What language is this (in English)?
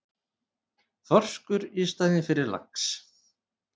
Icelandic